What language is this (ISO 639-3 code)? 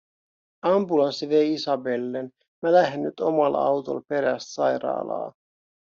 fin